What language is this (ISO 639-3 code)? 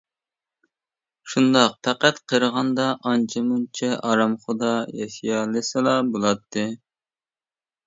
uig